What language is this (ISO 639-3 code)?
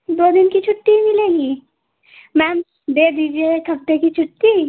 hin